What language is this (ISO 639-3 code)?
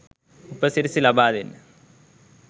sin